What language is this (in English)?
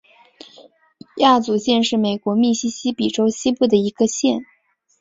Chinese